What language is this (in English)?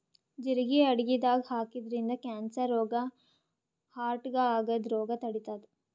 Kannada